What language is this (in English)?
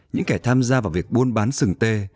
Vietnamese